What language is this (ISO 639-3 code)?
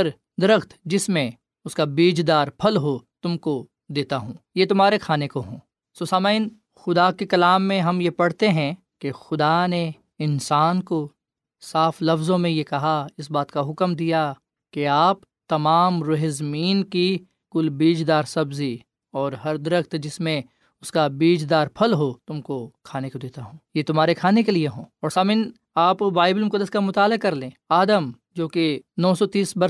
urd